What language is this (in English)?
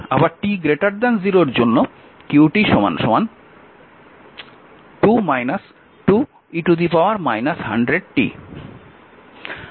Bangla